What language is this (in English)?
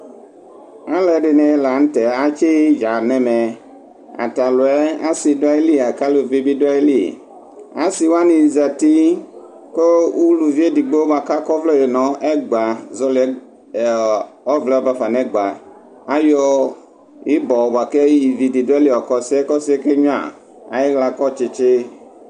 Ikposo